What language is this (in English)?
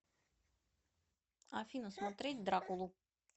Russian